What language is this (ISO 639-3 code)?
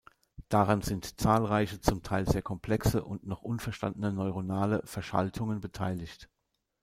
deu